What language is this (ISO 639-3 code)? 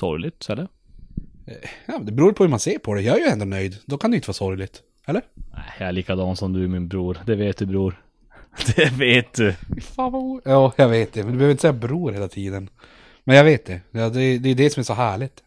swe